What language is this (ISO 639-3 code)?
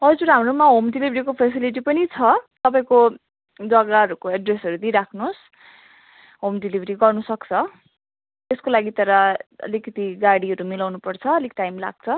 nep